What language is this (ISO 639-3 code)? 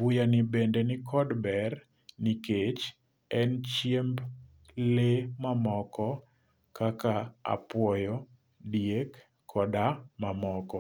luo